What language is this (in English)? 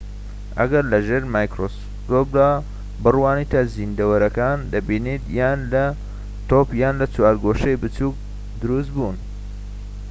Central Kurdish